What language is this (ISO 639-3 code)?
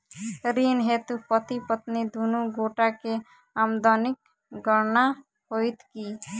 mai